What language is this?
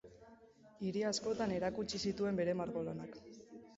Basque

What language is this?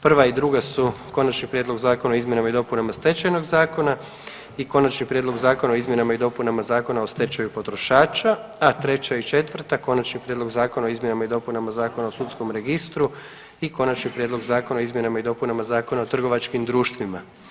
Croatian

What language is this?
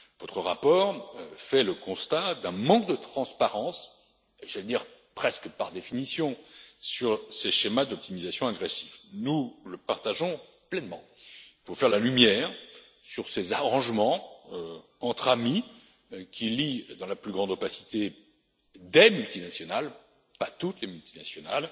French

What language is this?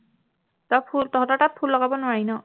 Assamese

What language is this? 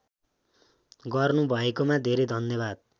Nepali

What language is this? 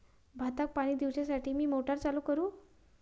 Marathi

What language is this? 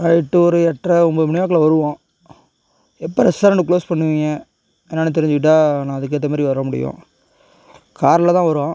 Tamil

